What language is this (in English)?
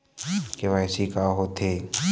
Chhattisgarhi